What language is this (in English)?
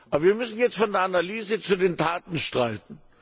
German